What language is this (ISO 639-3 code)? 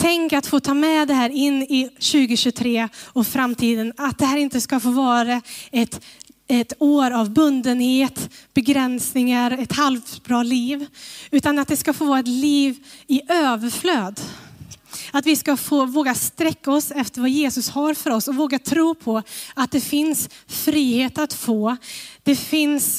swe